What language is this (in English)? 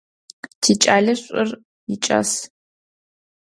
Adyghe